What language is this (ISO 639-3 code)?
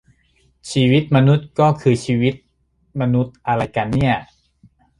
tha